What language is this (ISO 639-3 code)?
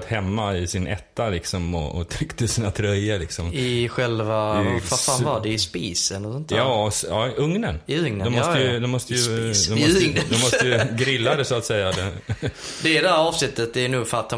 swe